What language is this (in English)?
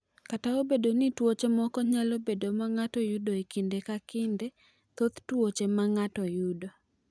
Luo (Kenya and Tanzania)